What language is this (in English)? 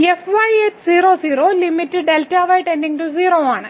Malayalam